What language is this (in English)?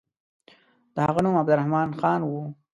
Pashto